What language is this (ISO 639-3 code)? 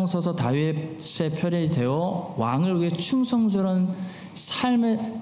kor